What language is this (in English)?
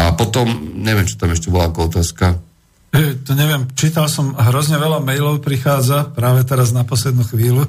Slovak